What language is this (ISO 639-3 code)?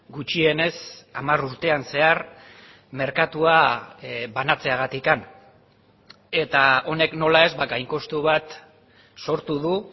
eus